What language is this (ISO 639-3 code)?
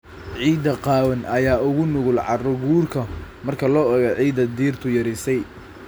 som